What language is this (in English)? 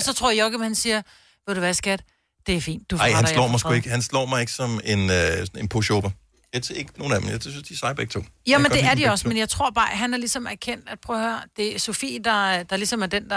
Danish